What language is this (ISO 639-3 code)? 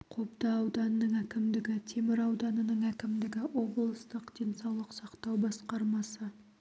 kaz